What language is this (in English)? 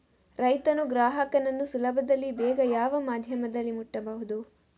Kannada